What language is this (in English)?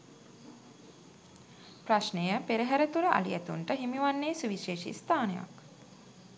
Sinhala